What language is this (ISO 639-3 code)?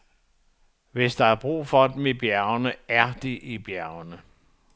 dan